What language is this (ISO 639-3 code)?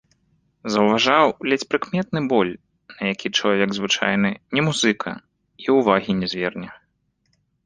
bel